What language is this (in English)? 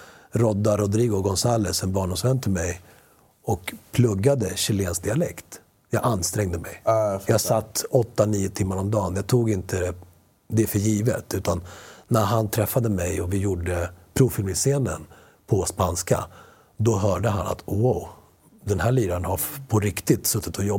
Swedish